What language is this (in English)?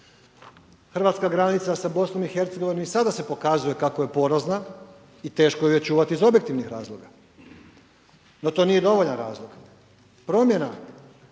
Croatian